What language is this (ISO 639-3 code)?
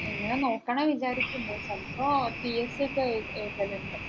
mal